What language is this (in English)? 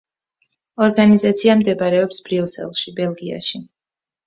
Georgian